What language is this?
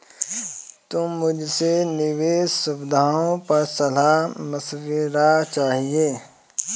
Hindi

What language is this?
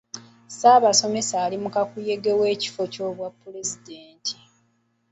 Ganda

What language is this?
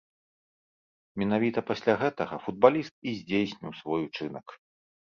Belarusian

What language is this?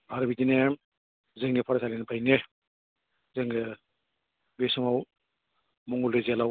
Bodo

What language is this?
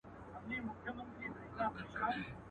Pashto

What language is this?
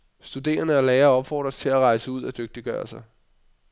Danish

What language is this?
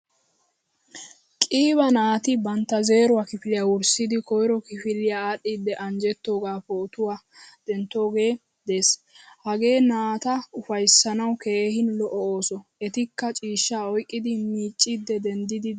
Wolaytta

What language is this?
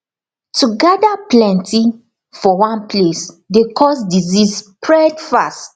Nigerian Pidgin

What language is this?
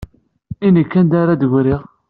Kabyle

